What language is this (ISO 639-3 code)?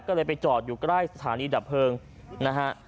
tha